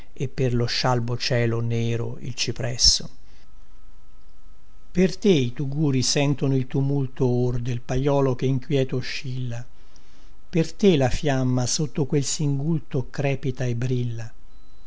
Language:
Italian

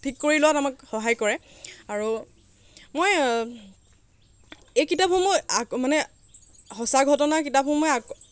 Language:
Assamese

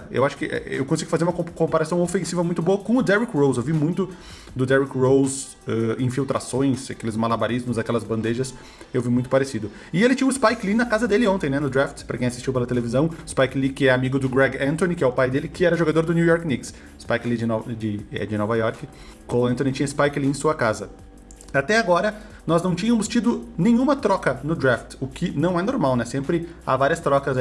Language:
Portuguese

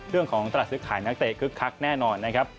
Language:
Thai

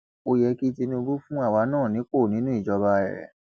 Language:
Yoruba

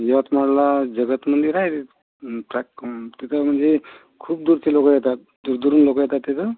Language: Marathi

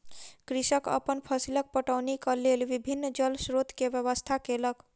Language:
Maithili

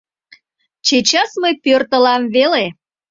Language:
Mari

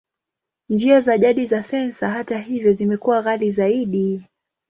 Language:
Swahili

